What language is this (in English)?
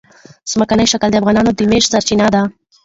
Pashto